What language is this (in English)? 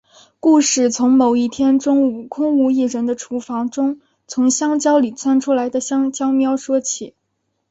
Chinese